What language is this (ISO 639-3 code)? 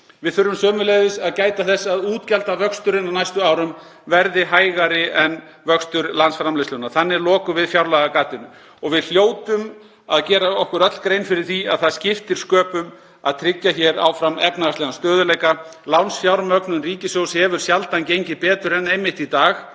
isl